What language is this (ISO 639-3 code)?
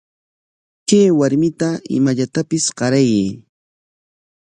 qwa